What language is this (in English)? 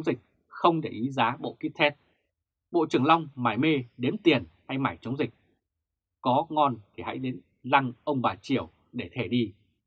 Vietnamese